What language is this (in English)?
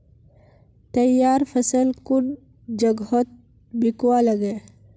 Magahi